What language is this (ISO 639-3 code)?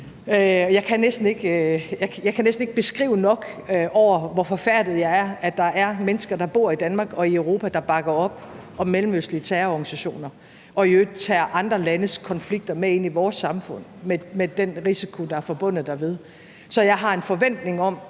dan